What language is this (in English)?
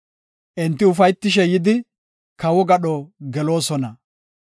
Gofa